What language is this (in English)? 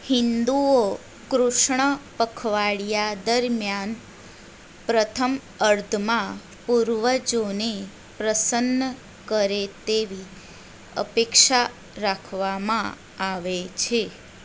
Gujarati